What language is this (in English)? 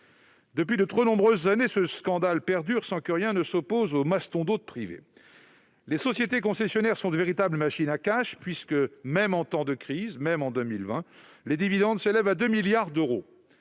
French